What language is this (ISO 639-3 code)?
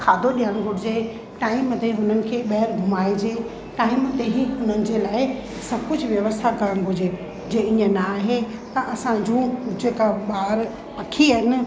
snd